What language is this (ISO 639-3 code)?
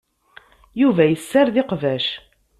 kab